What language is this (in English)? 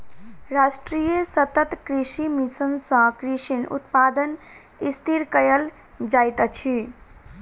Maithili